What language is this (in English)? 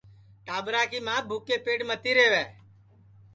Sansi